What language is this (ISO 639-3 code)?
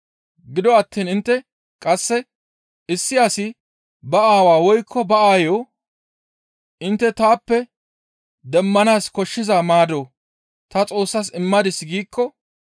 gmv